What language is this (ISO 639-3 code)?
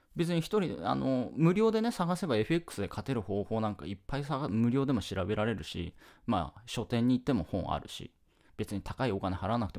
jpn